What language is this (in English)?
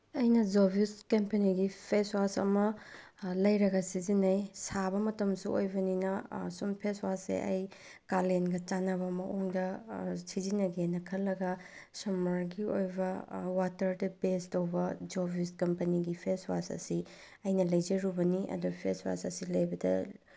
Manipuri